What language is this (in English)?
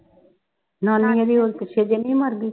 Punjabi